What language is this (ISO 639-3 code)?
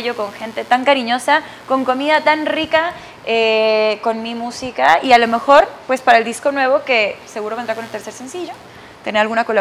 spa